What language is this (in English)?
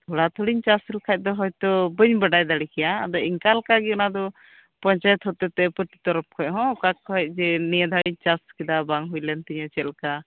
Santali